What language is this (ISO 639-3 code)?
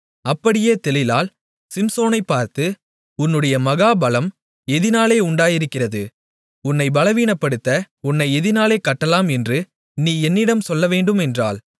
tam